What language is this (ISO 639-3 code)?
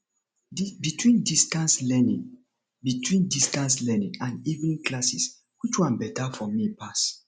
pcm